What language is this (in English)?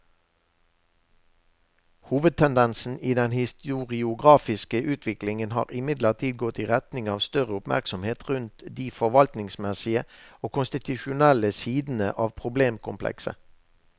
Norwegian